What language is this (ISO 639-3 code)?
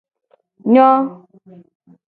gej